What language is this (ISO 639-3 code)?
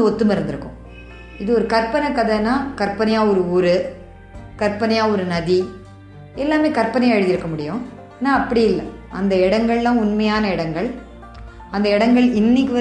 tam